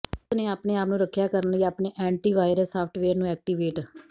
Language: Punjabi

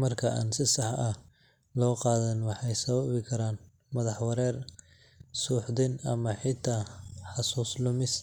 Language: Somali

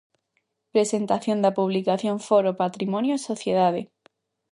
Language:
Galician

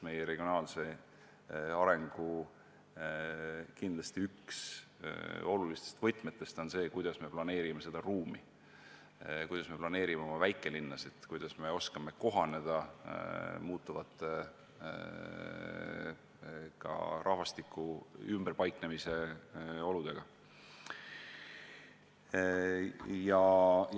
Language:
Estonian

